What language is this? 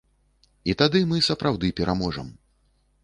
Belarusian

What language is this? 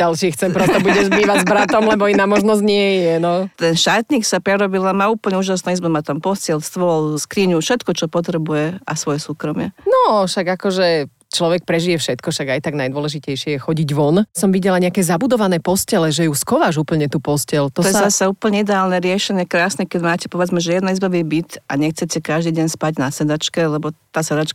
Slovak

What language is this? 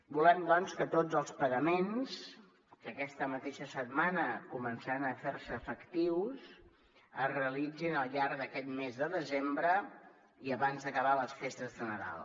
Catalan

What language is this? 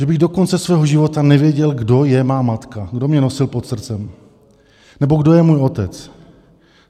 Czech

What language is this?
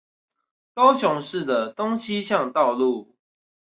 Chinese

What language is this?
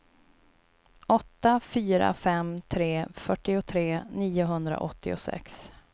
Swedish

